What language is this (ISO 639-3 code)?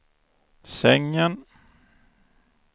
swe